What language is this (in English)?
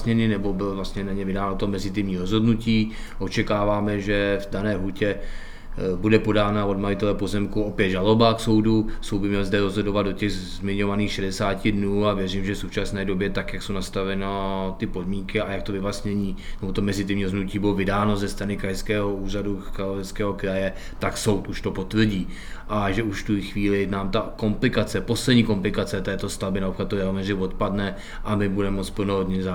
Czech